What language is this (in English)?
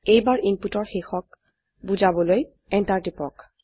Assamese